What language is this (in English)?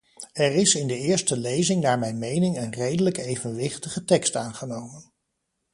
Dutch